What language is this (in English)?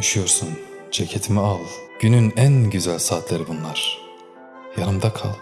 Turkish